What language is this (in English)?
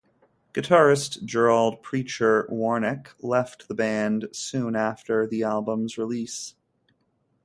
English